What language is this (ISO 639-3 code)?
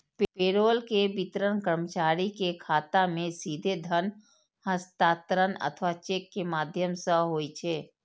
mai